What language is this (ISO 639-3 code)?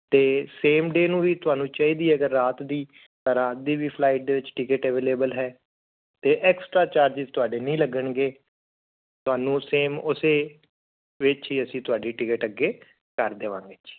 pan